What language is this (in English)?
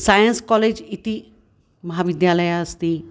Sanskrit